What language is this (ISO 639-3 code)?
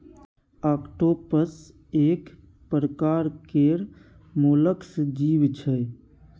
mai